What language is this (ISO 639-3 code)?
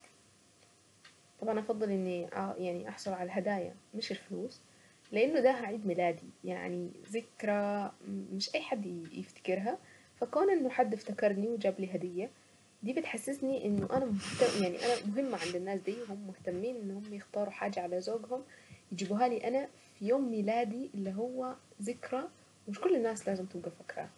aec